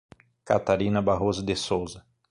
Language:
Portuguese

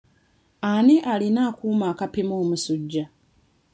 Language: Ganda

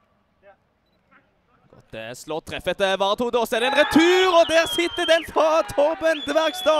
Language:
Norwegian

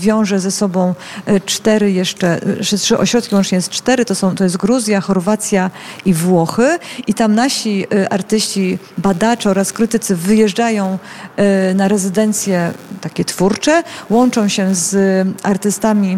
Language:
Polish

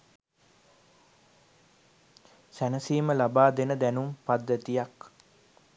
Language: Sinhala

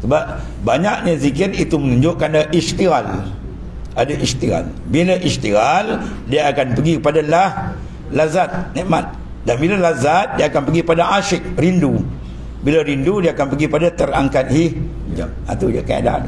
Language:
Malay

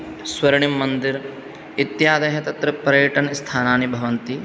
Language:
Sanskrit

